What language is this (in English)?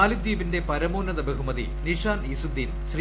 Malayalam